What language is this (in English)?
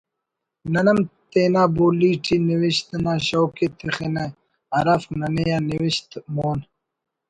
Brahui